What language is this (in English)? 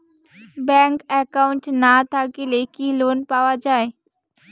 Bangla